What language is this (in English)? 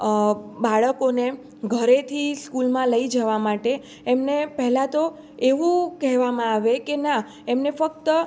Gujarati